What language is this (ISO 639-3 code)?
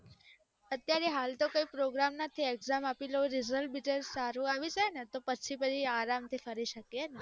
guj